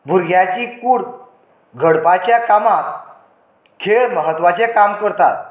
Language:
Konkani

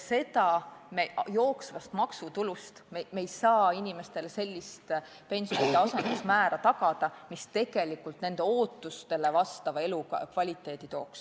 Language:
Estonian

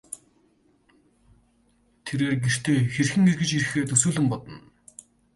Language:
Mongolian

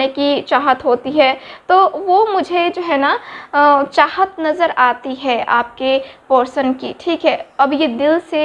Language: Hindi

